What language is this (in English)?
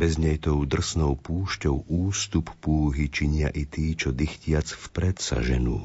Slovak